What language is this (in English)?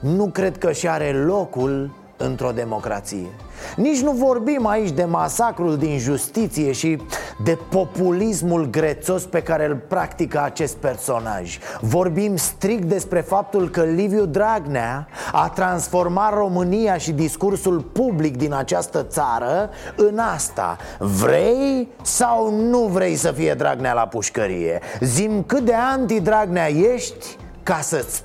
Romanian